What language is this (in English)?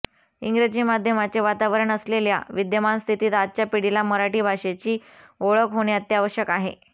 Marathi